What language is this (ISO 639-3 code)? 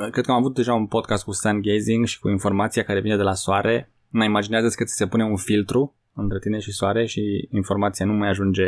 ron